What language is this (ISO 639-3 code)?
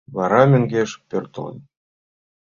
chm